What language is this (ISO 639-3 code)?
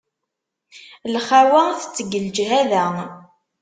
kab